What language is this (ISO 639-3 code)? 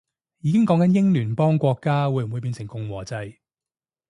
yue